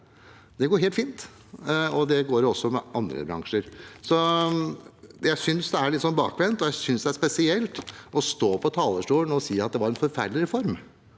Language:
Norwegian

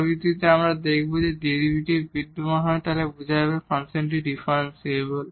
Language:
Bangla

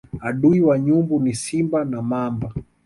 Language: Swahili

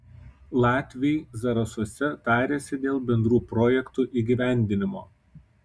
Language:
Lithuanian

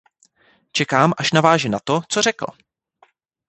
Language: Czech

